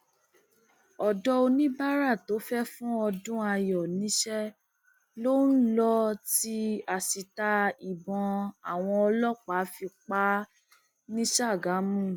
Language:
Yoruba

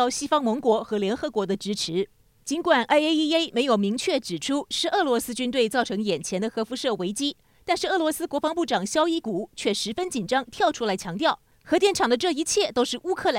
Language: Chinese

